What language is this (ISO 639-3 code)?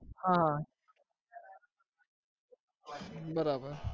guj